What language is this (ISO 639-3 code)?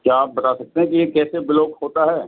urd